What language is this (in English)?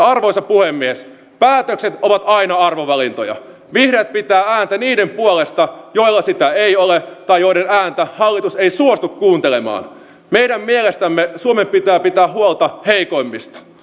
Finnish